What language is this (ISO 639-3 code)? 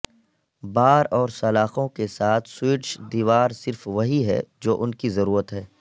urd